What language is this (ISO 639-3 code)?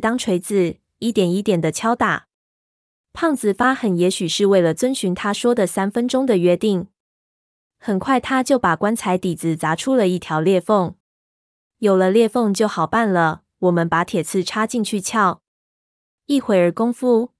zho